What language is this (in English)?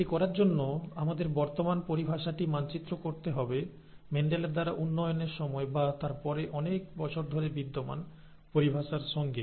Bangla